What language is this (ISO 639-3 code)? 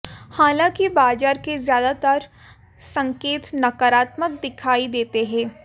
hin